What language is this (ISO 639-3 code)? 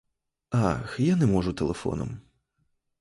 ukr